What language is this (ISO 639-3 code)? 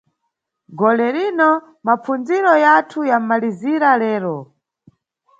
nyu